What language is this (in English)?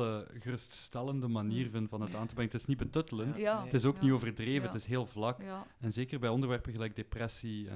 Dutch